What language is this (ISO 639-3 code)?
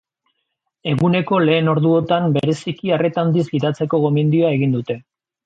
eus